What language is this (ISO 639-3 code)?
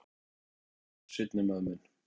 isl